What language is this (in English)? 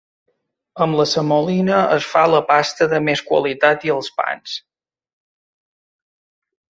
Catalan